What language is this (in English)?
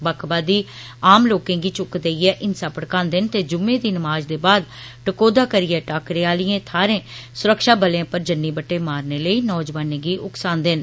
Dogri